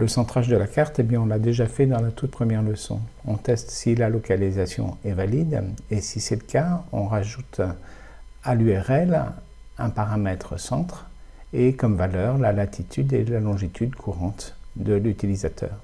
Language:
French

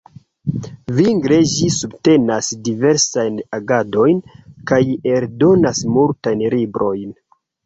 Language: Esperanto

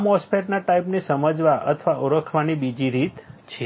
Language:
Gujarati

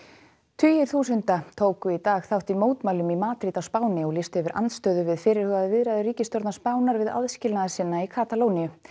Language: Icelandic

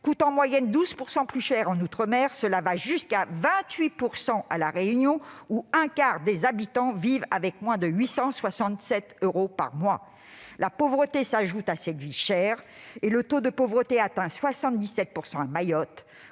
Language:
French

